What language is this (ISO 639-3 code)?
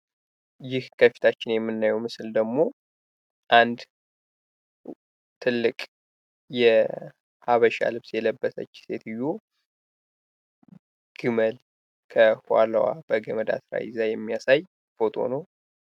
amh